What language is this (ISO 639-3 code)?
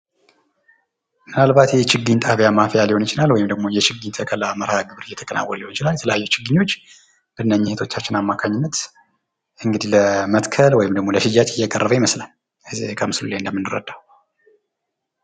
amh